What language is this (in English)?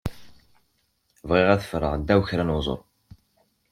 Kabyle